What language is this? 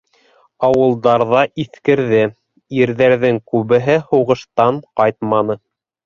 Bashkir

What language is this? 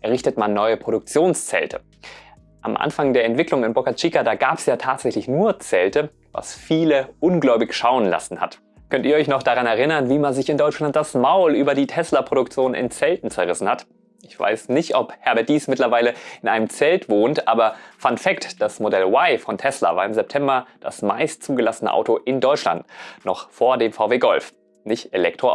German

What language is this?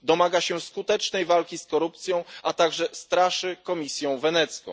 Polish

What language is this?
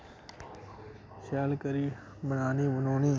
Dogri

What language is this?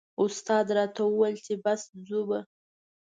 Pashto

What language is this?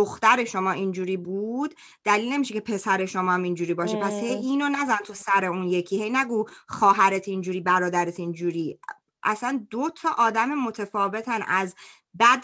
Persian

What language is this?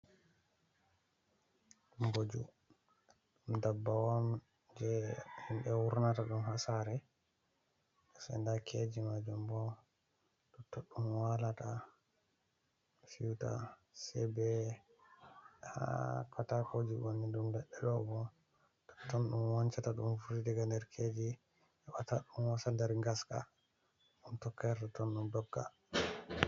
Fula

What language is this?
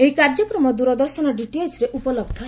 Odia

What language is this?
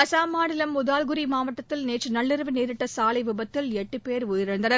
Tamil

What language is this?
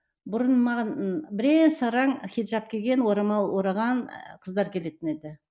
Kazakh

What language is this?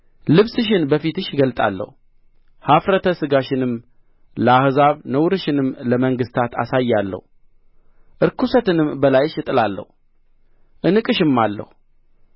Amharic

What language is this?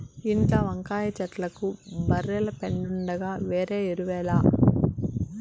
Telugu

